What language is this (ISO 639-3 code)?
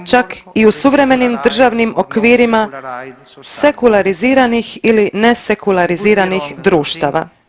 hrv